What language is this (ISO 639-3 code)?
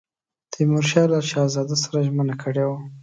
pus